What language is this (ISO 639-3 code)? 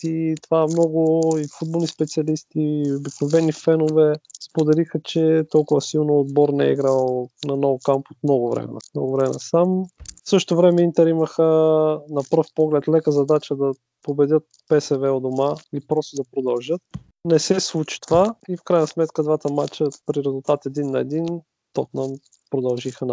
bul